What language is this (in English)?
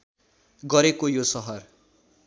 Nepali